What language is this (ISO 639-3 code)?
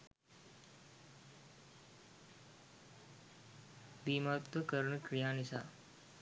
sin